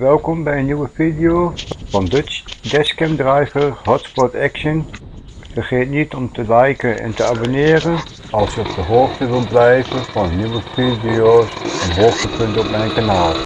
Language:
Dutch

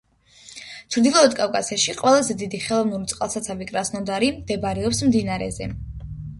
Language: Georgian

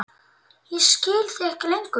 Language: Icelandic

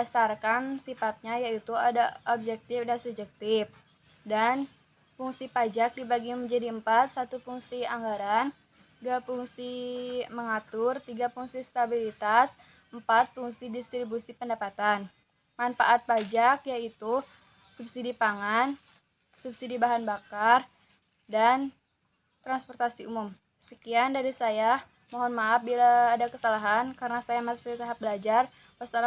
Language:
Indonesian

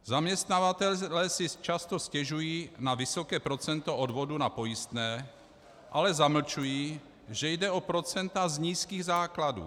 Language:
Czech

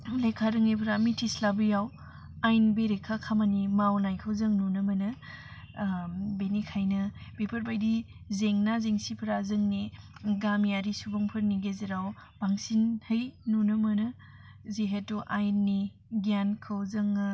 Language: Bodo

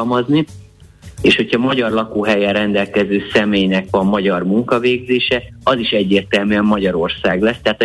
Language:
Hungarian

